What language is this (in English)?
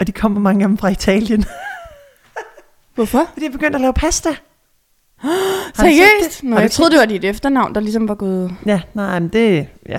Danish